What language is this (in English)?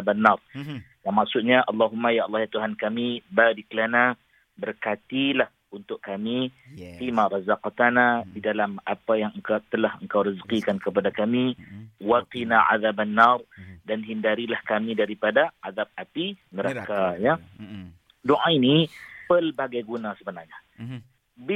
Malay